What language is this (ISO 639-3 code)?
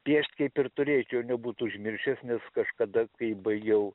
lit